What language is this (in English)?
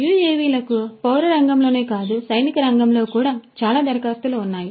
Telugu